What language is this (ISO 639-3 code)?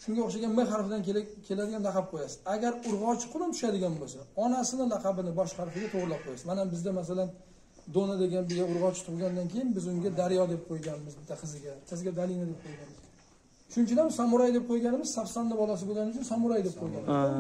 tur